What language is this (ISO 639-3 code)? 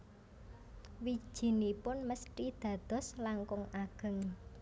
jav